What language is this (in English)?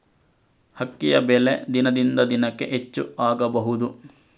Kannada